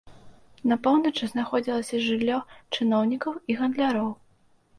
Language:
Belarusian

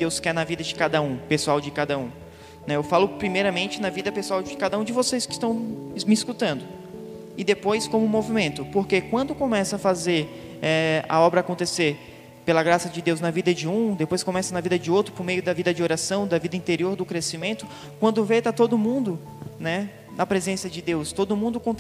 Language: Portuguese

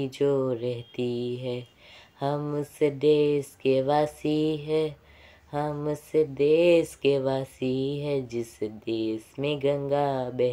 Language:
Hindi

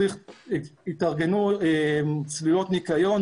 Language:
Hebrew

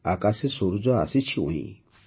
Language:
Odia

